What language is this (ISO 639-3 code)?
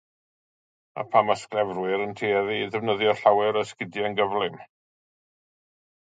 cym